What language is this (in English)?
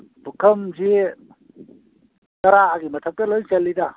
Manipuri